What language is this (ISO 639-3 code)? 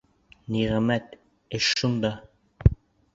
bak